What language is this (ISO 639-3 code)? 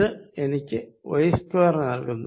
mal